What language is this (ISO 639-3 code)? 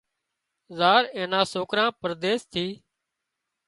kxp